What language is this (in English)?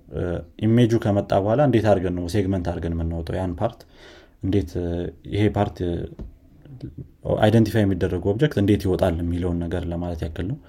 Amharic